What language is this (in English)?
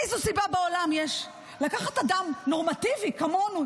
Hebrew